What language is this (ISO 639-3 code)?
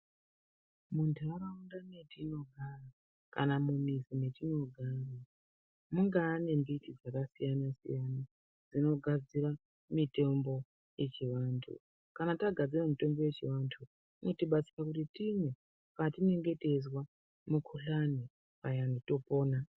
ndc